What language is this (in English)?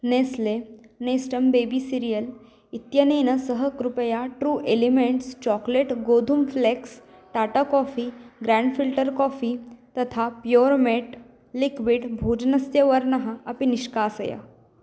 Sanskrit